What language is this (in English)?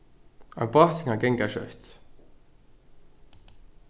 Faroese